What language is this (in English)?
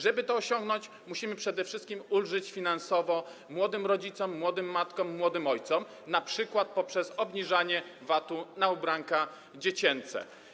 Polish